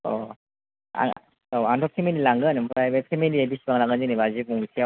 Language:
Bodo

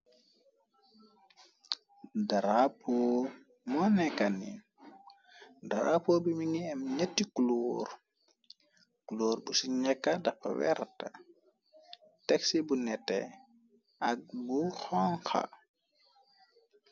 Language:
Wolof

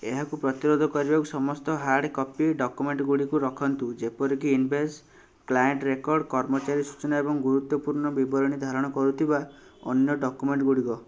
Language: Odia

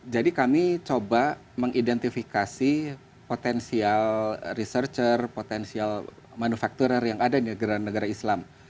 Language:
Indonesian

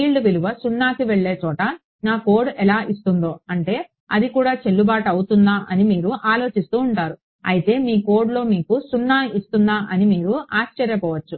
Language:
Telugu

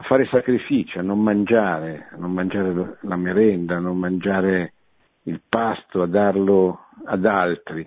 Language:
Italian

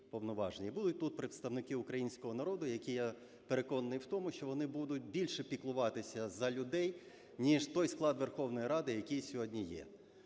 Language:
Ukrainian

